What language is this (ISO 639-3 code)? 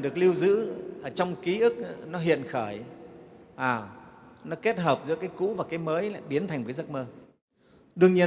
vie